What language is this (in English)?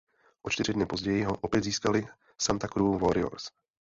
Czech